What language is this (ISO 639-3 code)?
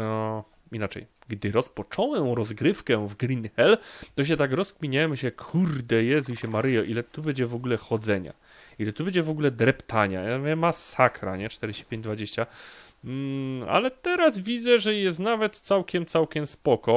pol